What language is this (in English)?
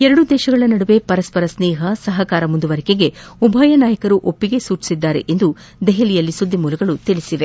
Kannada